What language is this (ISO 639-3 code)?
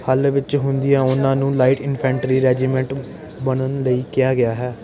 pan